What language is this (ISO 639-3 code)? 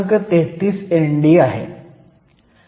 mar